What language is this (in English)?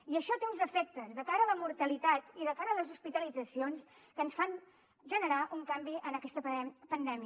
Catalan